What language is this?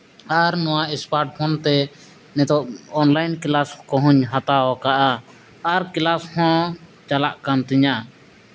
Santali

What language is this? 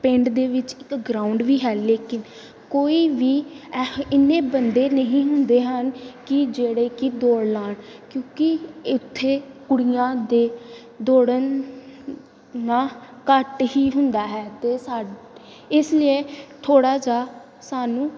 Punjabi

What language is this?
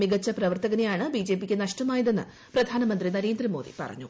Malayalam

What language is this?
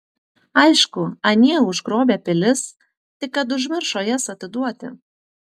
Lithuanian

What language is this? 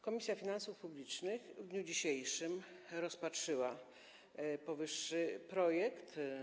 Polish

